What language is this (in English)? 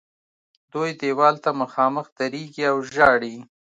Pashto